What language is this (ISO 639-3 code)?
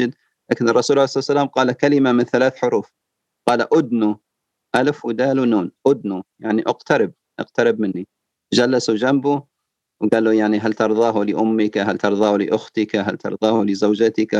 ara